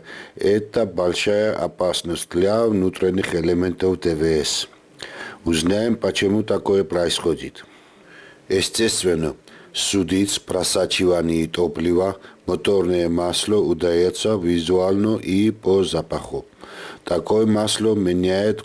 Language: Russian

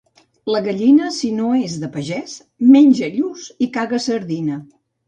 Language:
Catalan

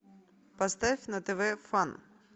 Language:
Russian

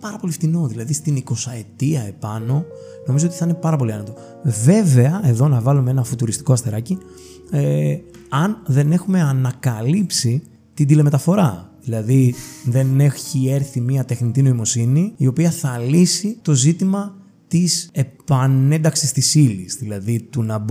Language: Greek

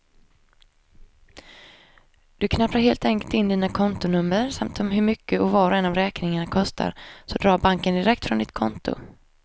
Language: Swedish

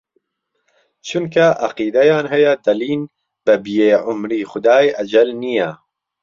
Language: Central Kurdish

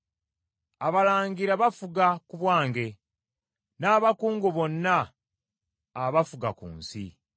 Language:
Ganda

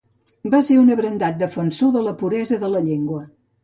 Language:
Catalan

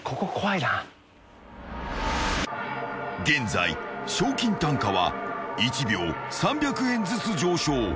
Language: Japanese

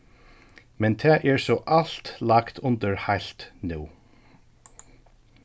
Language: Faroese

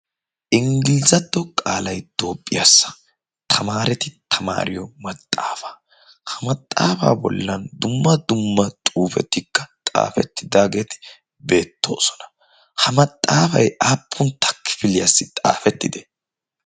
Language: Wolaytta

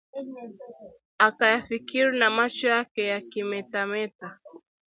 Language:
Swahili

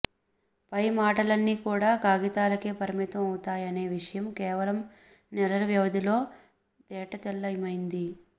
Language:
Telugu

